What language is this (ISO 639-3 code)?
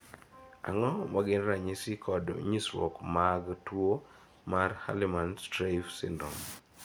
luo